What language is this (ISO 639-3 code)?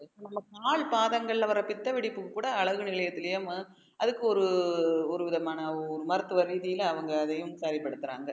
tam